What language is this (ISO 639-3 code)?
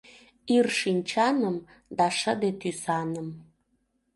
chm